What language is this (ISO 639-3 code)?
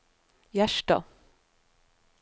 nor